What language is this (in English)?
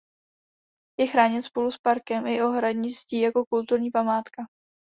Czech